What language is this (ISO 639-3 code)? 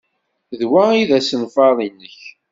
kab